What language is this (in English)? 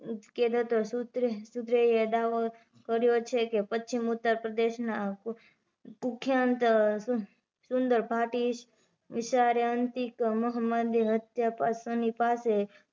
Gujarati